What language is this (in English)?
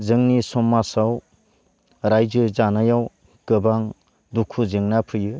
Bodo